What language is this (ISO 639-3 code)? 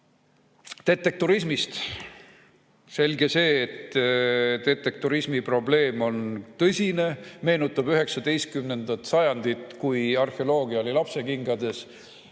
est